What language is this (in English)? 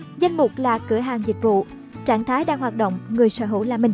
Vietnamese